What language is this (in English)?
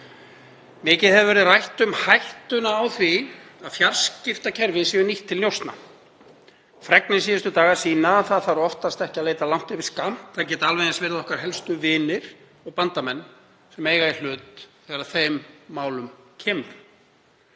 Icelandic